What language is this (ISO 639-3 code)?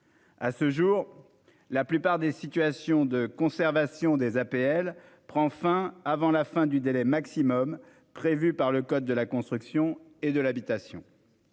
fra